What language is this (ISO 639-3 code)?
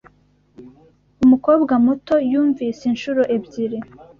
kin